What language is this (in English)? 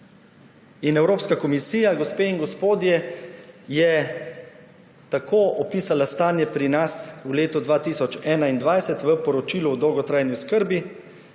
Slovenian